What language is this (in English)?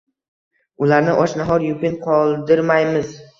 Uzbek